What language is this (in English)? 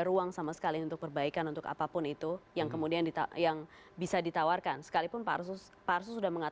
Indonesian